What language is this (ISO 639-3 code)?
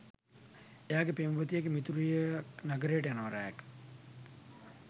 sin